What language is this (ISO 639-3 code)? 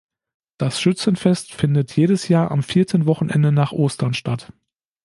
deu